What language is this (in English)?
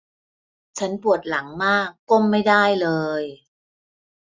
Thai